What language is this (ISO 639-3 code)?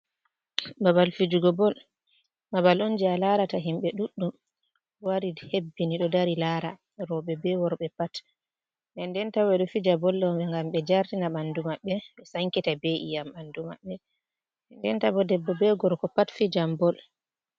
ful